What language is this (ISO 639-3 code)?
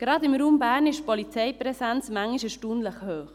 gsw